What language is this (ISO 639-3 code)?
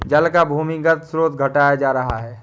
hin